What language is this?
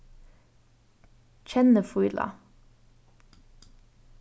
Faroese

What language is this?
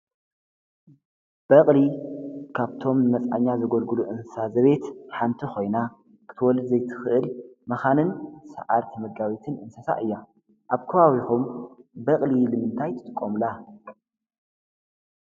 Tigrinya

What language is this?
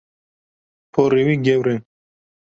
Kurdish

